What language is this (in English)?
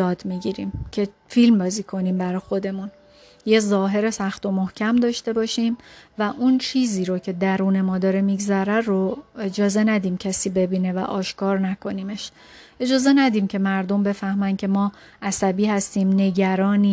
Persian